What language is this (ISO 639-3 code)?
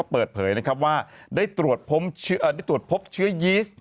tha